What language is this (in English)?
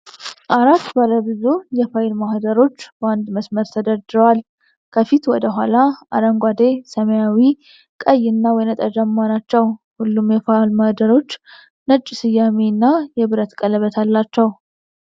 Amharic